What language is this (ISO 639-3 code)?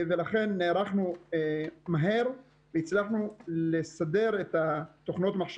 heb